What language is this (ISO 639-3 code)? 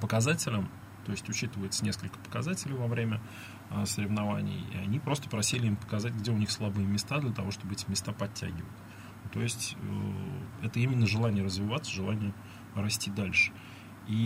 rus